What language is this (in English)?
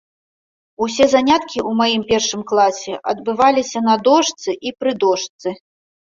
Belarusian